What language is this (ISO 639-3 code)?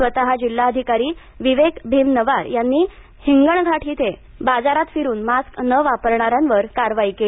mar